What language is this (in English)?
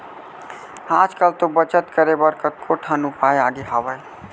Chhattisgarhi